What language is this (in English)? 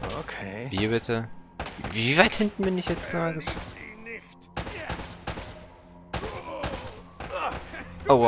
German